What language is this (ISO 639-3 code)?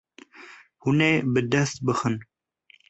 kur